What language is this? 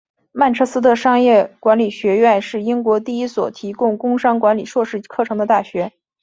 Chinese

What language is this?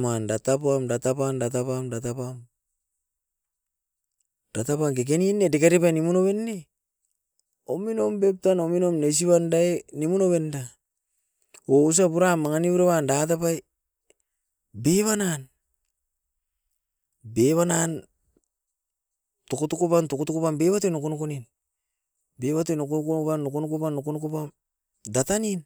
Askopan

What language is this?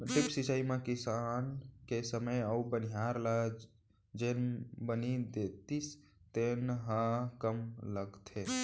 Chhattisgarhi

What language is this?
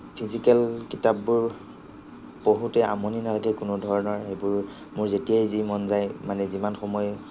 Assamese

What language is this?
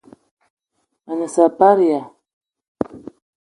Eton (Cameroon)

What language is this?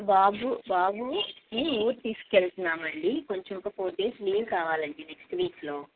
Telugu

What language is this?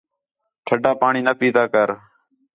Khetrani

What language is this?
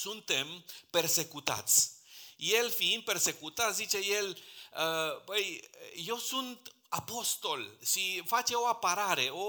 Romanian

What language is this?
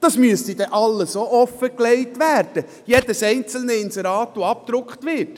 Swiss German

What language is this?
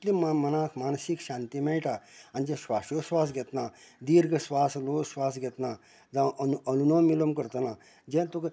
Konkani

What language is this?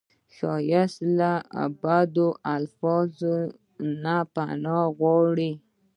Pashto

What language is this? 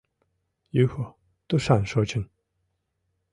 Mari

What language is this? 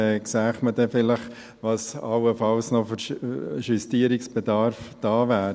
Swiss German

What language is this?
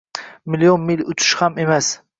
Uzbek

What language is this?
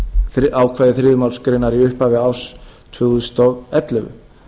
Icelandic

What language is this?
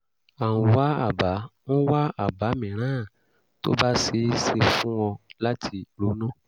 Yoruba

